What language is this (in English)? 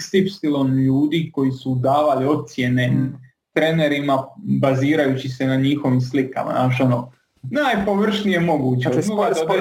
Croatian